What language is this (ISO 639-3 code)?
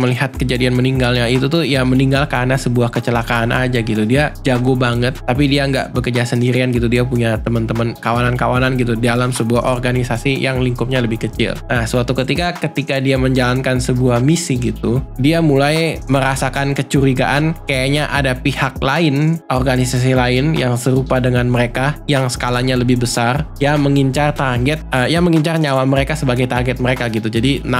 ind